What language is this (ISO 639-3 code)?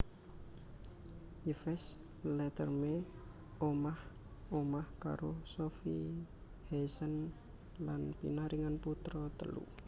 jav